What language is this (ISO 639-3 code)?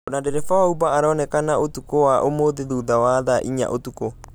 kik